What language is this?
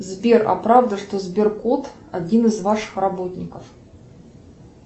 Russian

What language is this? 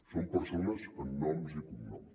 Catalan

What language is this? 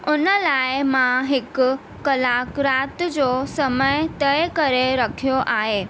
Sindhi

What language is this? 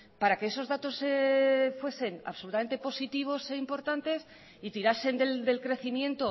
Spanish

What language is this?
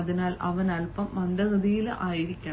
Malayalam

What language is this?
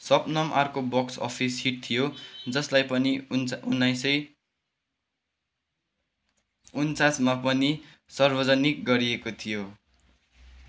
Nepali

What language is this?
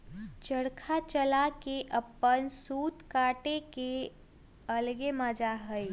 Magahi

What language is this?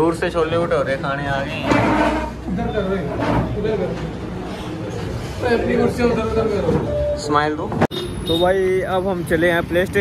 Hindi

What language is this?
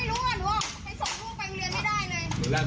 Thai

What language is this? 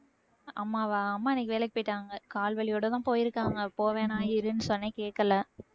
Tamil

